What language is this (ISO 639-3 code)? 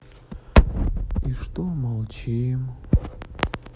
rus